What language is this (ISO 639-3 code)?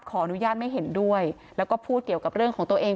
tha